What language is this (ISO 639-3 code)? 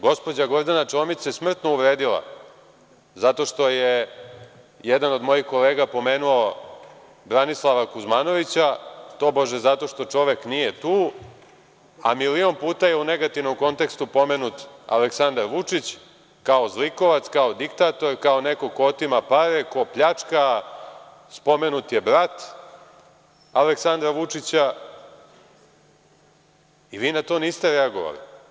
srp